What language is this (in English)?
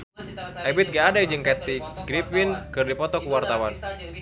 Sundanese